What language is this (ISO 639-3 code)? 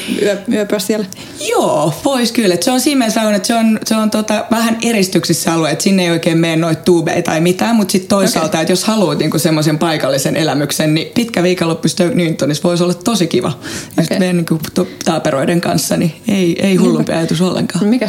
fin